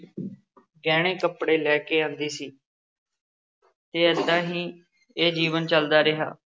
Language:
Punjabi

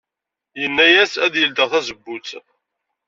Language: Kabyle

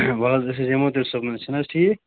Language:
Kashmiri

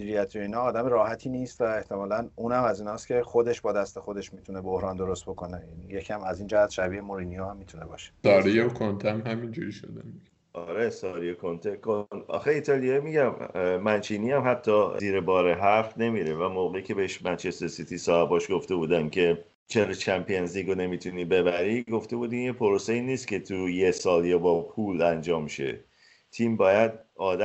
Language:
Persian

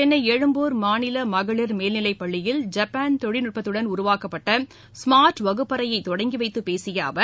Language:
Tamil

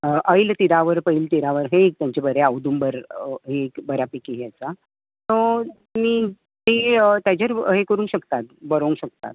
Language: Konkani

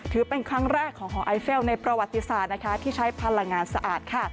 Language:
Thai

